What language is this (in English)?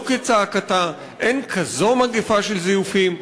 Hebrew